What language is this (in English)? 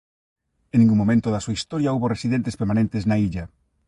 Galician